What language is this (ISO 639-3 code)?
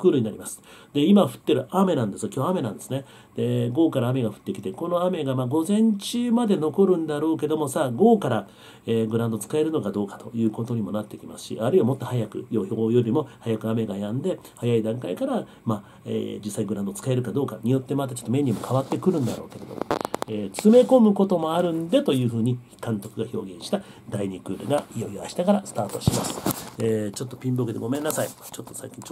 jpn